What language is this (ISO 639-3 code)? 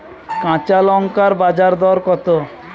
ben